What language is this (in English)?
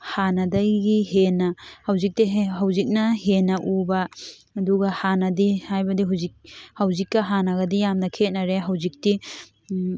Manipuri